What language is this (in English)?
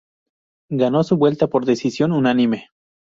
Spanish